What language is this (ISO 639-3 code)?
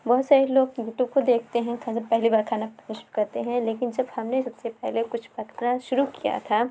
urd